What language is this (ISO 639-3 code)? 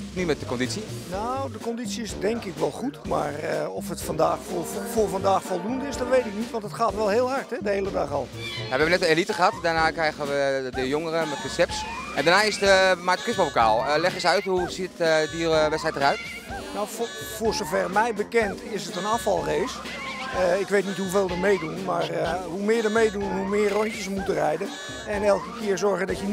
nld